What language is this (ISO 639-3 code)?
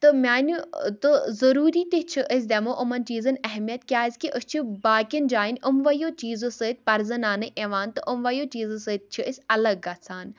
kas